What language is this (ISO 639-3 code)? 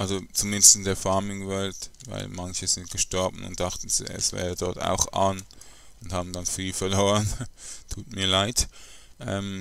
deu